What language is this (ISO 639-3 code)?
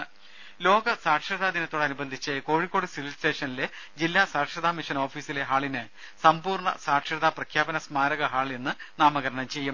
mal